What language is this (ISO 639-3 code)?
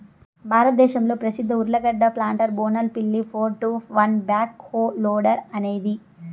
tel